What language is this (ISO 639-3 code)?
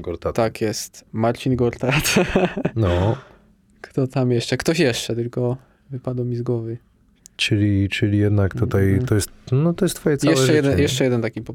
pol